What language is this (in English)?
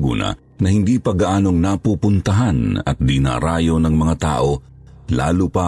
Filipino